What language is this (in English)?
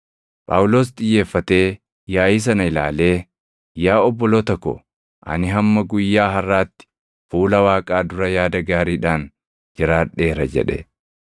Oromo